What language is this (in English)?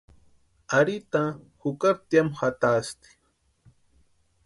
Western Highland Purepecha